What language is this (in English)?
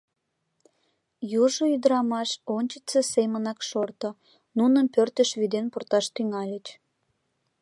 Mari